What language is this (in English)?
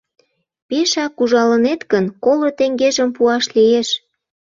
Mari